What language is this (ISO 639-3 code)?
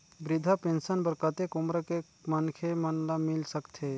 hne